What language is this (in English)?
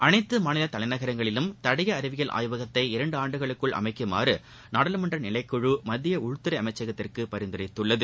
Tamil